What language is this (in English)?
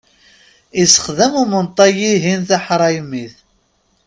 Kabyle